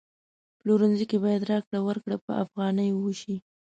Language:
Pashto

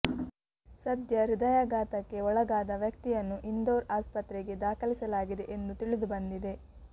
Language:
Kannada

